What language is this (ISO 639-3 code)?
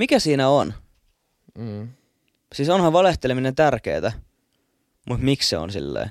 fin